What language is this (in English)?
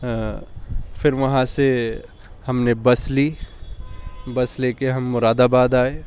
Urdu